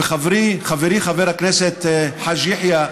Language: Hebrew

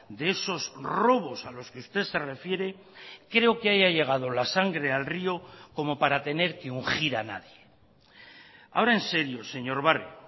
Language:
Spanish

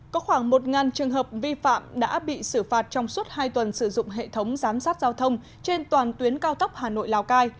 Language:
Vietnamese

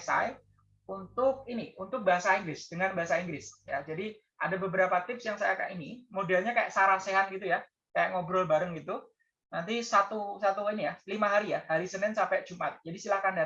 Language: Indonesian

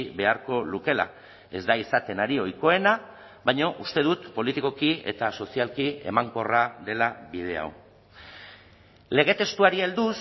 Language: Basque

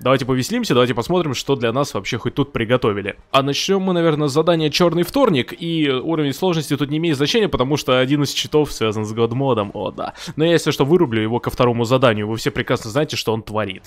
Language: Russian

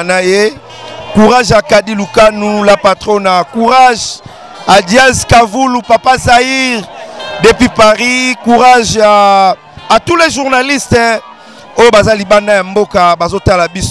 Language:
French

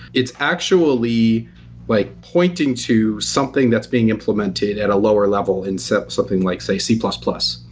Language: English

